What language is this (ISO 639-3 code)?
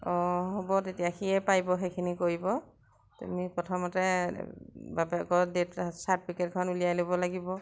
asm